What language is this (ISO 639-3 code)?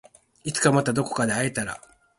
jpn